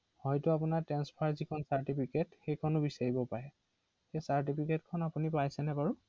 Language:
Assamese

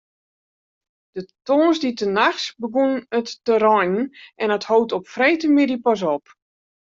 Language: Western Frisian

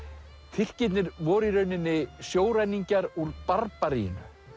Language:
Icelandic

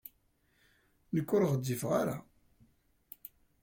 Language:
Kabyle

